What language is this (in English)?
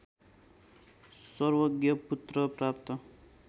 Nepali